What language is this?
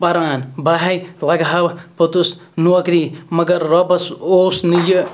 Kashmiri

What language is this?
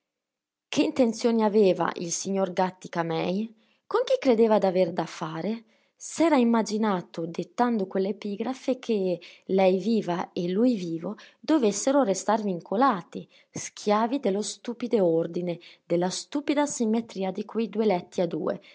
Italian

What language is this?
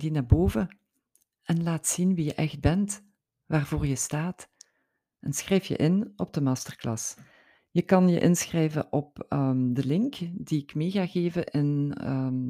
Dutch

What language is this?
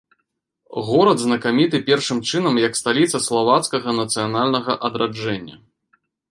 Belarusian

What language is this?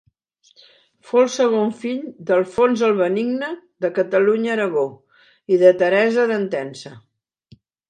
Catalan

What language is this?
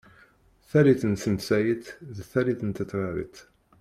Kabyle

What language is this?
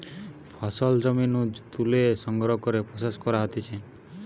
Bangla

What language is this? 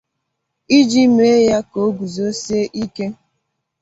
Igbo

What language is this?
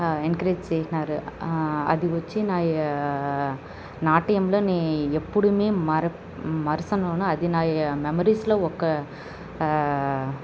Telugu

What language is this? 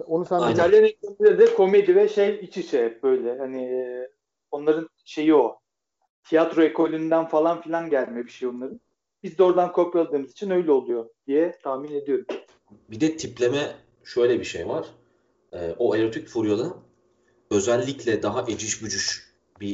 Turkish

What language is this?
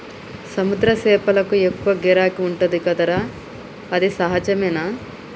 Telugu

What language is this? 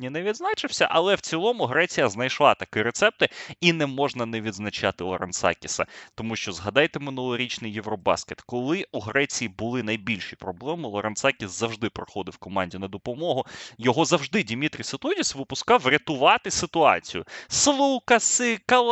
Ukrainian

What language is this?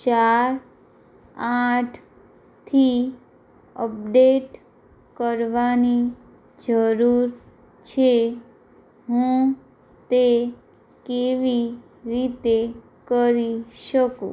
Gujarati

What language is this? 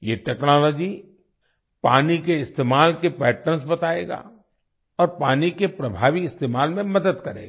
Hindi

